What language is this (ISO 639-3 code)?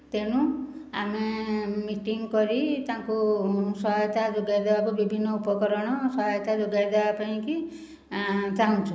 ori